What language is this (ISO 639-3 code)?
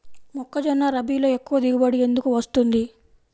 tel